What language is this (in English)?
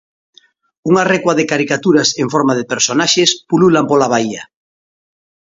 Galician